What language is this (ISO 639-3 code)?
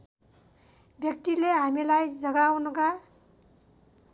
nep